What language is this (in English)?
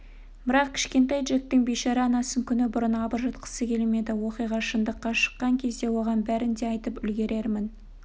Kazakh